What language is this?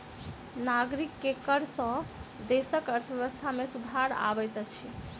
Maithili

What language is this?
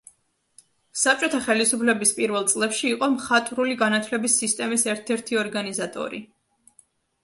Georgian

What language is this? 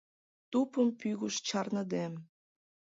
Mari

